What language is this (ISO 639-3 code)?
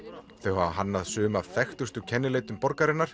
isl